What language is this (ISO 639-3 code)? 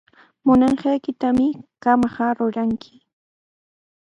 qws